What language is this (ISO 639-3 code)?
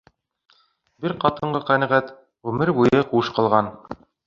bak